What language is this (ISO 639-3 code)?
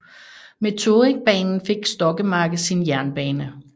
dan